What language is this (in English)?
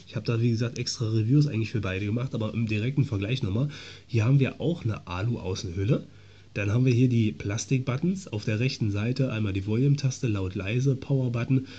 German